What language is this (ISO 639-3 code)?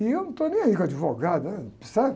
por